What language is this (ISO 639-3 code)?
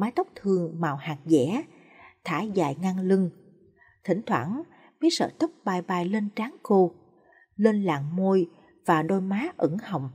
vie